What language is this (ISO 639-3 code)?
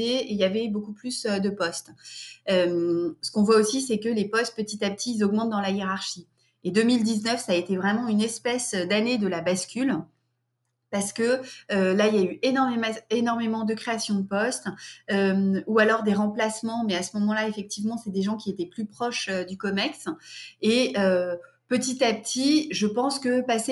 fra